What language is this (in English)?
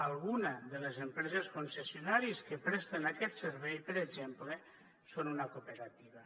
Catalan